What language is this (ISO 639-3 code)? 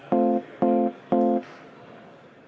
est